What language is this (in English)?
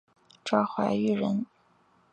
Chinese